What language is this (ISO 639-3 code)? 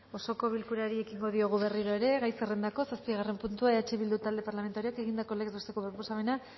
eus